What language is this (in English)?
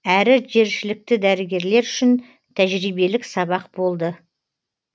Kazakh